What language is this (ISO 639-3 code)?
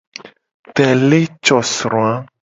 gej